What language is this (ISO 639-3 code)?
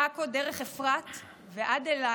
heb